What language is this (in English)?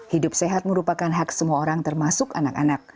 Indonesian